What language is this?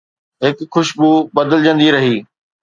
Sindhi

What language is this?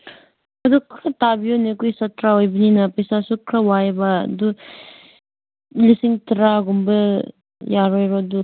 Manipuri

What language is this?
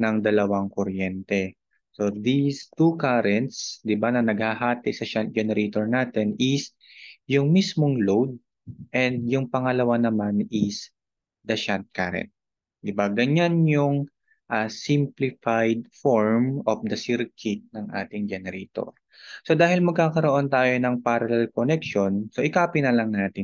Filipino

